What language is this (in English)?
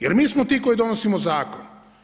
Croatian